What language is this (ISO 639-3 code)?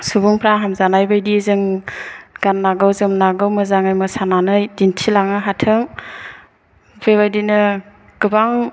brx